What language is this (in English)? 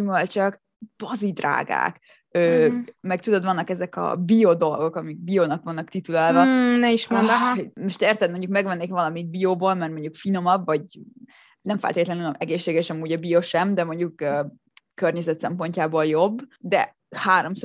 Hungarian